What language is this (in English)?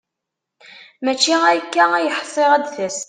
Kabyle